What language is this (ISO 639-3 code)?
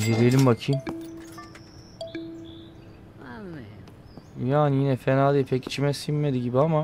tur